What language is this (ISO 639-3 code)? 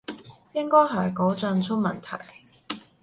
yue